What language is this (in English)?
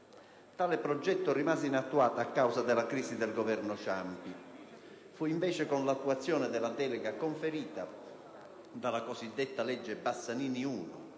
Italian